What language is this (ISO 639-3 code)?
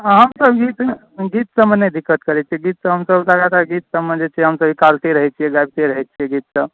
mai